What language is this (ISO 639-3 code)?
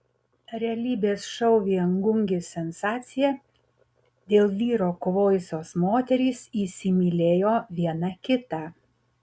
lit